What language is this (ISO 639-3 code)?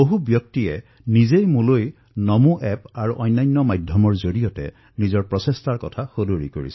asm